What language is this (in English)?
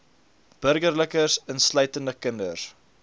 Afrikaans